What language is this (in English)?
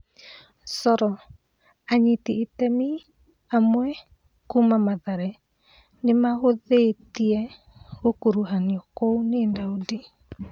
Kikuyu